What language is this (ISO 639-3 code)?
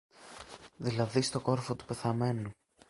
ell